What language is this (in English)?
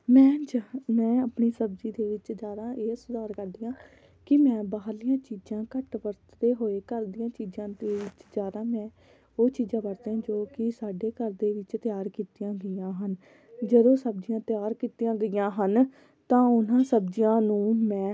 Punjabi